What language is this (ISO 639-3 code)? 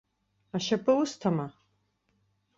abk